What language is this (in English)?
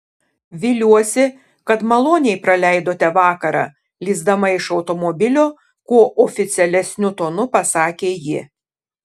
Lithuanian